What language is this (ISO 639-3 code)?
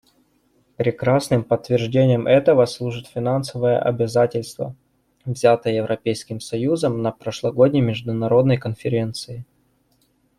rus